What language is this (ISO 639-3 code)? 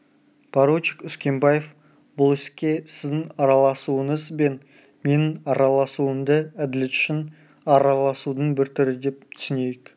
kaz